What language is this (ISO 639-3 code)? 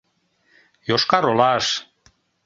chm